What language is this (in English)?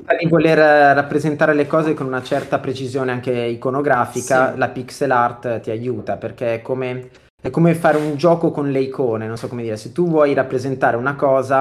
Italian